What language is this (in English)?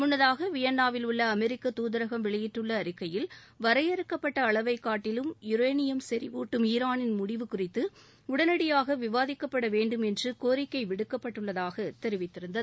Tamil